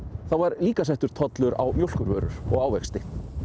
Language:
Icelandic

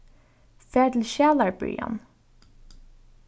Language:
Faroese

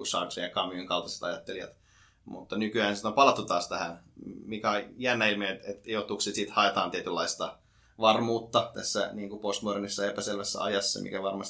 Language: Finnish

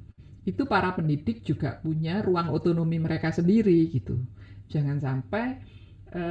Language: Indonesian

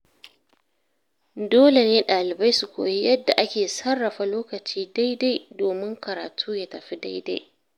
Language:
Hausa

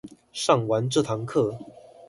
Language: Chinese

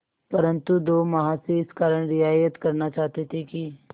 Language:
Hindi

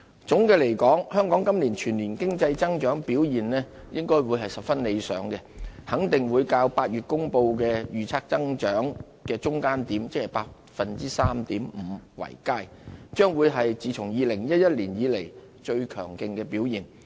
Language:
Cantonese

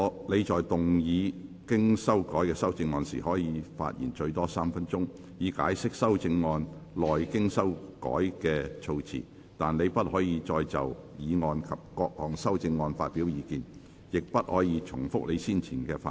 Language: Cantonese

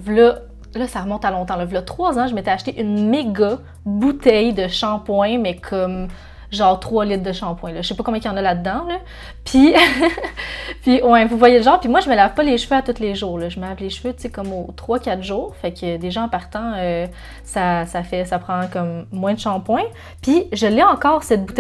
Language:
French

